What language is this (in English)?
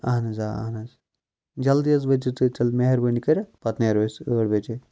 Kashmiri